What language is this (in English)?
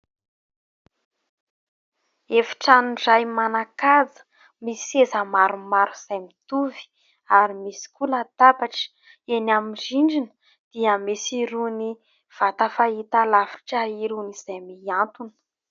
Malagasy